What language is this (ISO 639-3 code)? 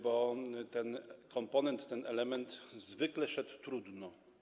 pol